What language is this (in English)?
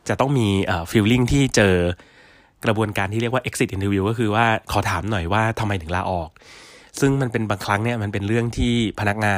Thai